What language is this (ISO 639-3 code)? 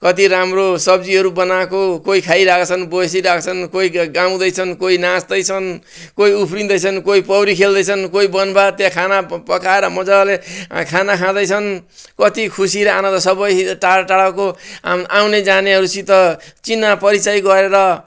nep